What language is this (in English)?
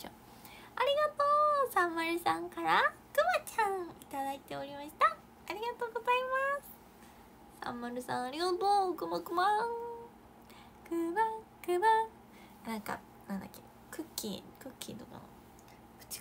Japanese